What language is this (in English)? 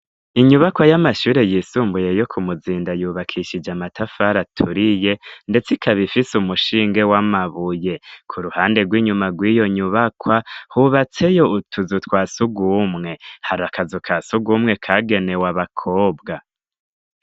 Rundi